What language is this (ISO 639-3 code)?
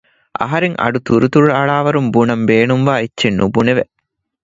div